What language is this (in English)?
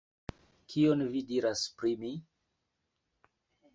Esperanto